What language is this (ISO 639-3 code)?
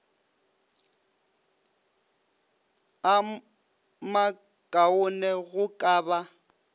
nso